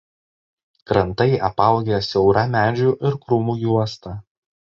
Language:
Lithuanian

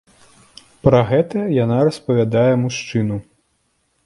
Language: Belarusian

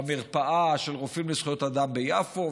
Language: Hebrew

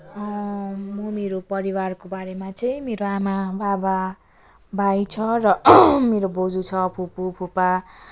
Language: Nepali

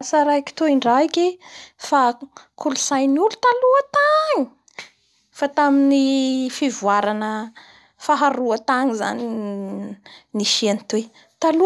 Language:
Bara Malagasy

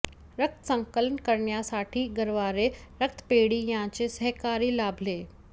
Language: Marathi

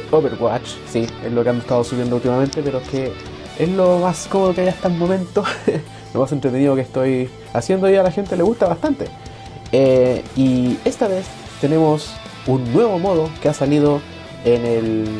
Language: Spanish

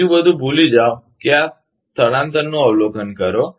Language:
Gujarati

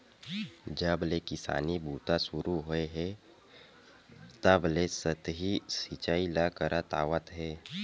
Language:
Chhattisgarhi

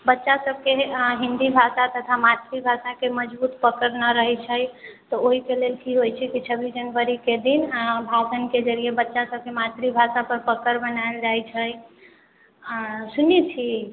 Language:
Maithili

